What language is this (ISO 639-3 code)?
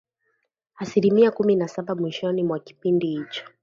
swa